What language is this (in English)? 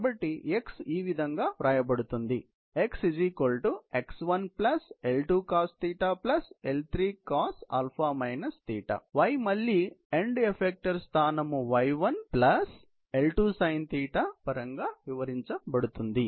Telugu